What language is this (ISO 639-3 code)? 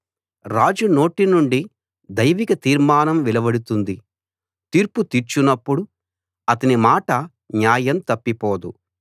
tel